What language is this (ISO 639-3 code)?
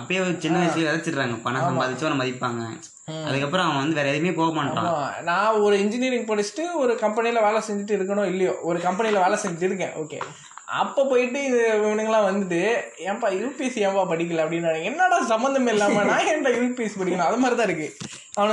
tam